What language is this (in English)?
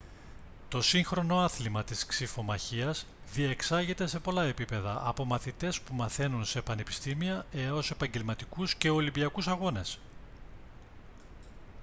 Greek